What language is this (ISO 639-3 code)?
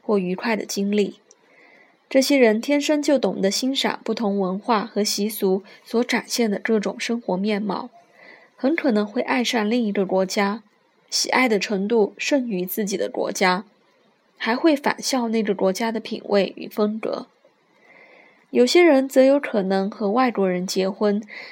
zho